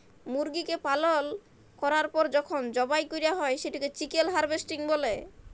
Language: Bangla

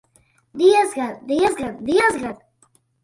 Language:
Latvian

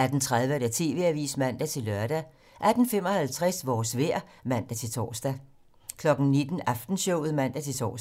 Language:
Danish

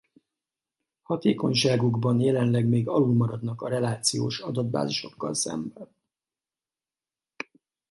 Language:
Hungarian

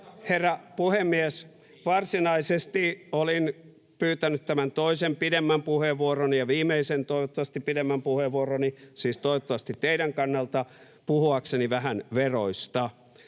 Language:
Finnish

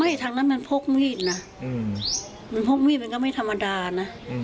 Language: Thai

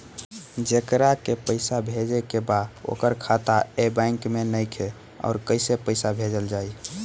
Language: Bhojpuri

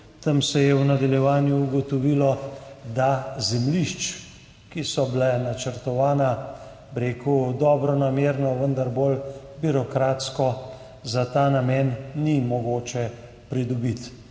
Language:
Slovenian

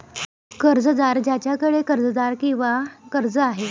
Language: Marathi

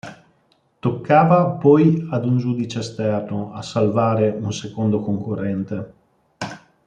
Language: Italian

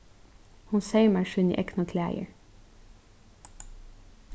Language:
Faroese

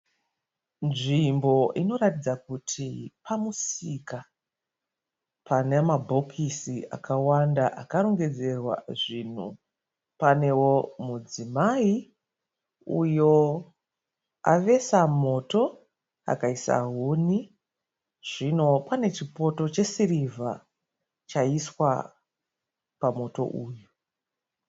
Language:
Shona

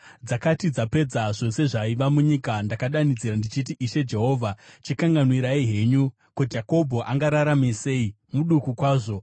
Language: Shona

